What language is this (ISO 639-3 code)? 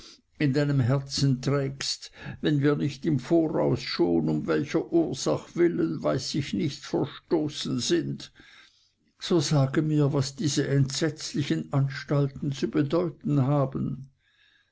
deu